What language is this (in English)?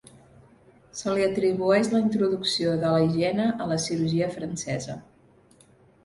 Catalan